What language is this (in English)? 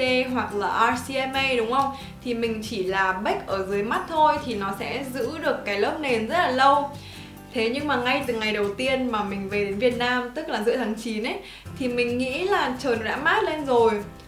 Vietnamese